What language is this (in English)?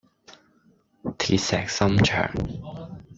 Cantonese